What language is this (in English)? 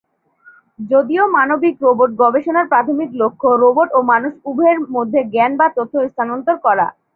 Bangla